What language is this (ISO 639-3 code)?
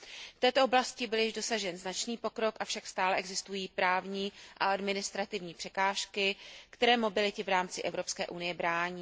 ces